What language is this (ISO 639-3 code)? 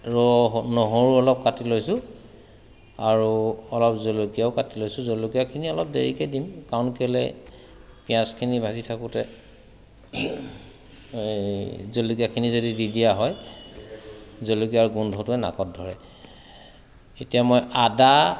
asm